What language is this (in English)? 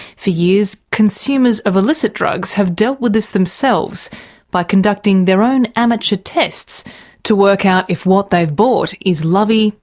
English